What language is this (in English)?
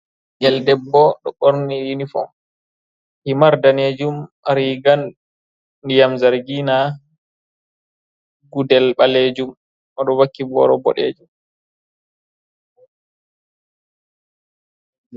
Fula